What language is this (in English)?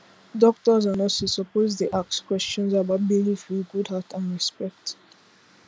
Nigerian Pidgin